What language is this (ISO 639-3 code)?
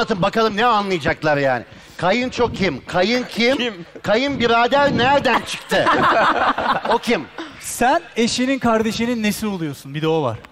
tur